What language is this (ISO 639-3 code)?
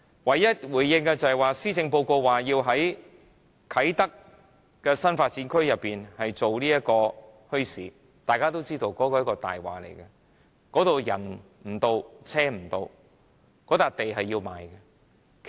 yue